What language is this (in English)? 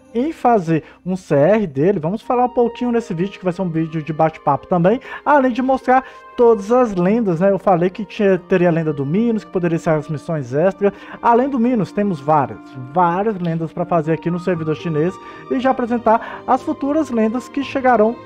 Portuguese